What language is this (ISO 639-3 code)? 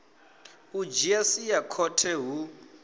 ven